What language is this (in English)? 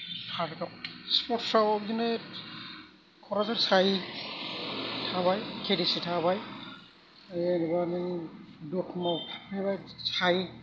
Bodo